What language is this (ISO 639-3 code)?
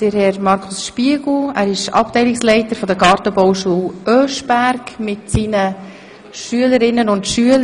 gsw